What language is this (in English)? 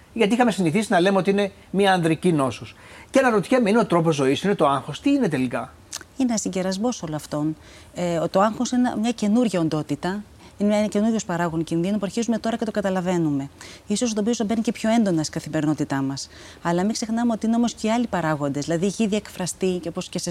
Greek